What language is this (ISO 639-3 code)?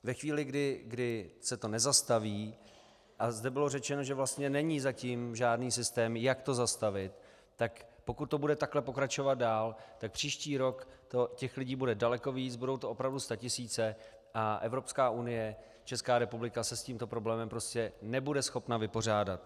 ces